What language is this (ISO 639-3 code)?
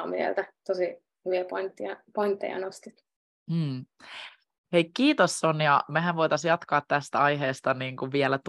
fin